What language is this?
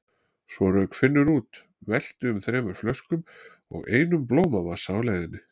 Icelandic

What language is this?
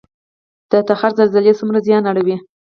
Pashto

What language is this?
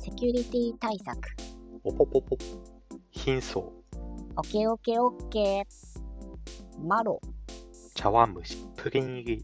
Japanese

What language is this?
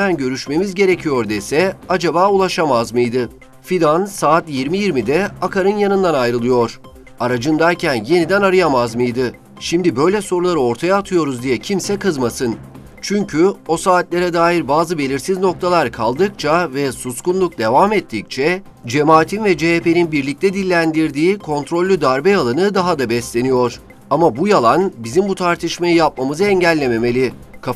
Turkish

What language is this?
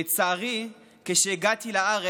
Hebrew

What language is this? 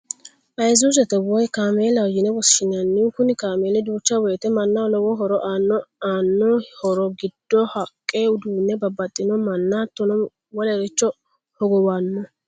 Sidamo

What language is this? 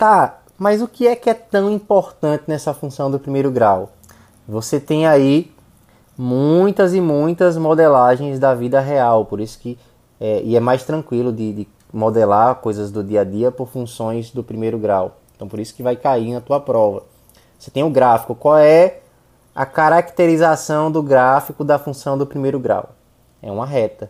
Portuguese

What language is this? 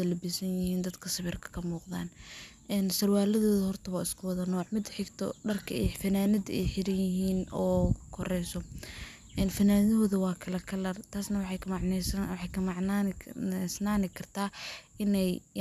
Somali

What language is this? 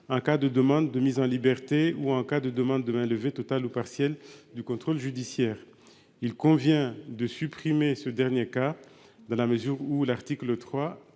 French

